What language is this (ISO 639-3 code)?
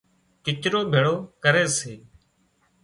kxp